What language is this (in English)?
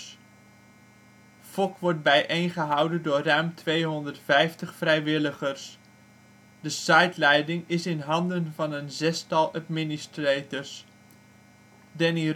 Dutch